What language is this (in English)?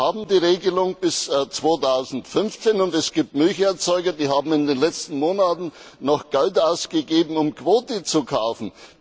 German